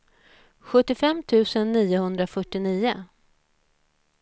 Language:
Swedish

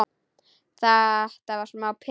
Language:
Icelandic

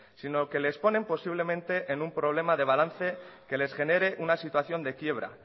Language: Spanish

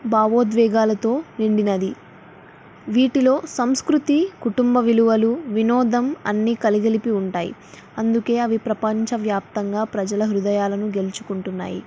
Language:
Telugu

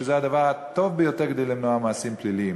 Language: Hebrew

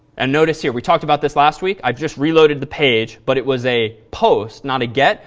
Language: English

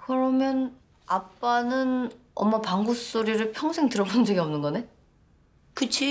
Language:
Korean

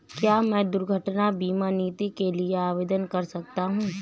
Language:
Hindi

